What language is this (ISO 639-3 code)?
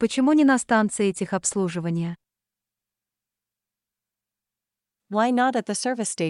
rus